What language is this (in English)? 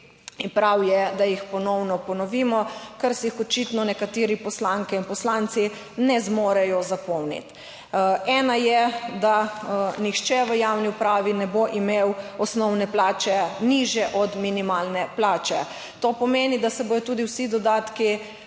Slovenian